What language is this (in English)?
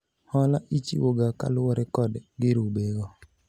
Luo (Kenya and Tanzania)